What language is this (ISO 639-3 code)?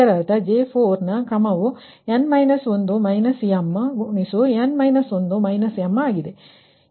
kan